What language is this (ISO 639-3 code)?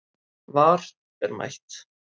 isl